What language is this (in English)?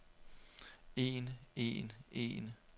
Danish